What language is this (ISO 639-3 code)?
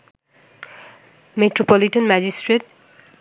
ben